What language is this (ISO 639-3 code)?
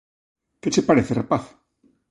glg